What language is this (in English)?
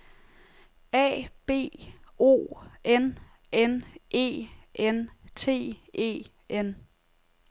Danish